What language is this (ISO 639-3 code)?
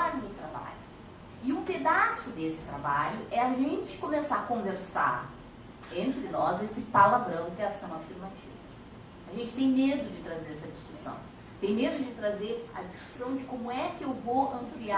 por